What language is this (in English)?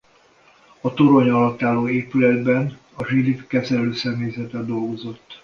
Hungarian